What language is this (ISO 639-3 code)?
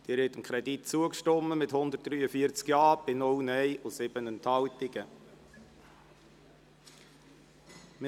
gsw